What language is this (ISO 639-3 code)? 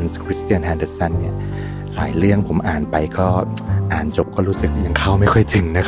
tha